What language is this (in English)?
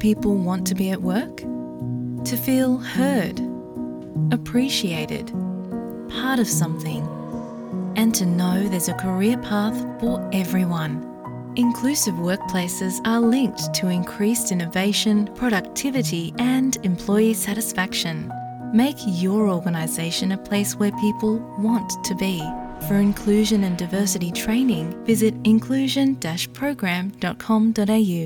Urdu